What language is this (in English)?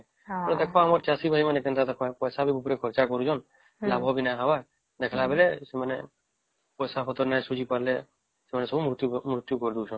Odia